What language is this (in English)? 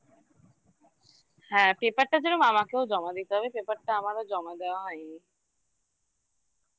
Bangla